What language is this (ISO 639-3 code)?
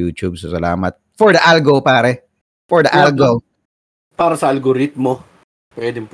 fil